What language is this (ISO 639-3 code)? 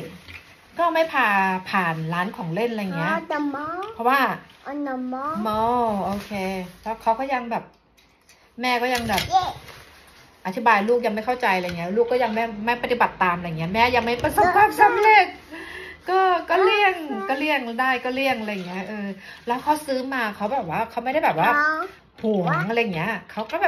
tha